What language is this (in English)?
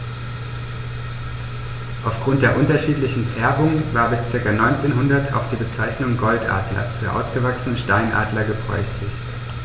German